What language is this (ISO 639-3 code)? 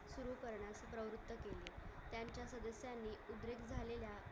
mar